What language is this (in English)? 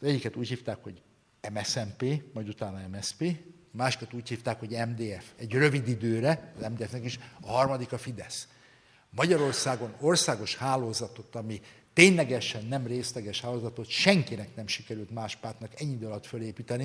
Hungarian